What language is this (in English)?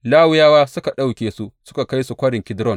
Hausa